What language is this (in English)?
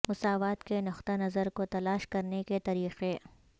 Urdu